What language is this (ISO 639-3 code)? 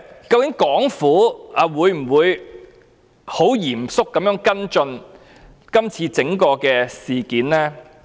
yue